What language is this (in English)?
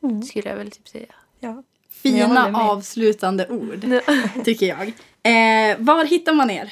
Swedish